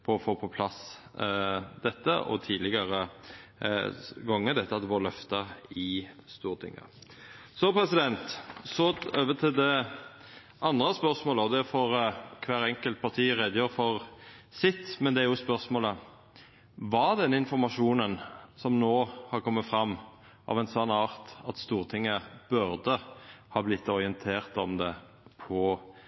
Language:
Norwegian Nynorsk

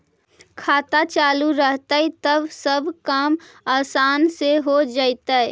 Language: Magahi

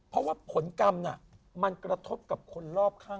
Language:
Thai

